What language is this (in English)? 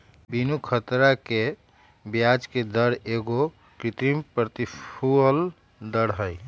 Magahi